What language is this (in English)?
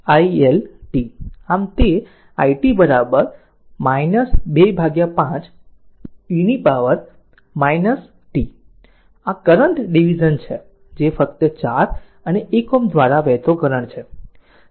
Gujarati